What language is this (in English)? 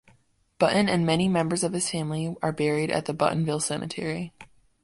English